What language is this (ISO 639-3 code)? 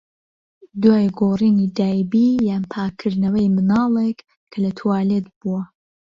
ckb